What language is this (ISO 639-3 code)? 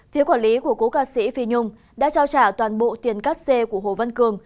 vie